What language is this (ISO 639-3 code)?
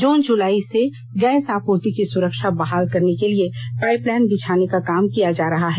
hin